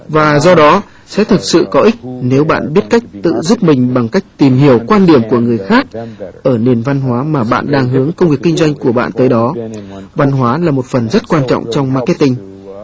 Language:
Vietnamese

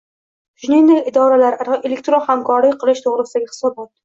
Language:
Uzbek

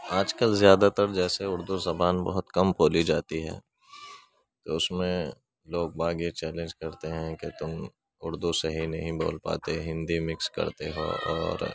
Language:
Urdu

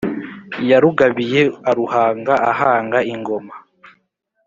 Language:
Kinyarwanda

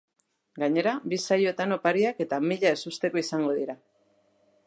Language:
Basque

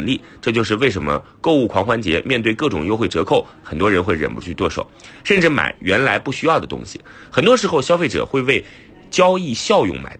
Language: Chinese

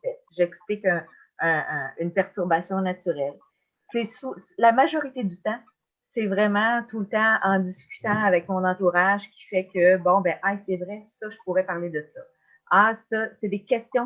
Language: French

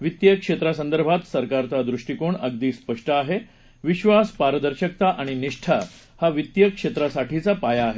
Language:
Marathi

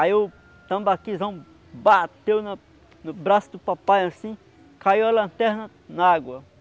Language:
Portuguese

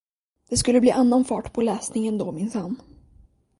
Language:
Swedish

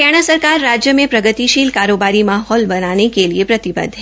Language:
Hindi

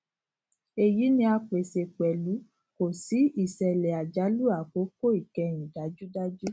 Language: Yoruba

